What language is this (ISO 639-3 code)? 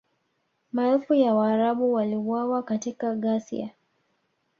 swa